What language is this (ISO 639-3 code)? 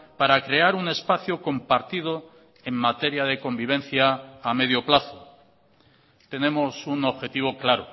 spa